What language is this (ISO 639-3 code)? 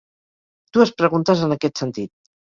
cat